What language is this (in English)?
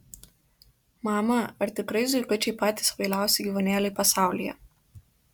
Lithuanian